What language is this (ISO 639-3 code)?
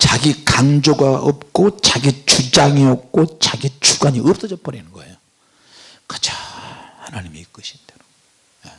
kor